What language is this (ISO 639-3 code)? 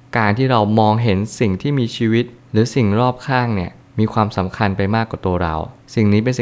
tha